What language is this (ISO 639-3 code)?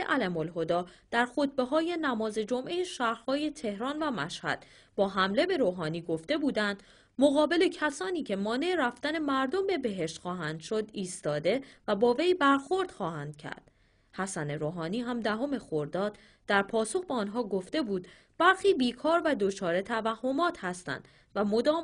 fas